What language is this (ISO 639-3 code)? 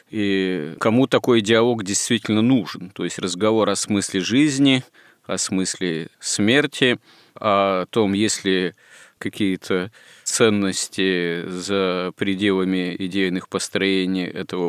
rus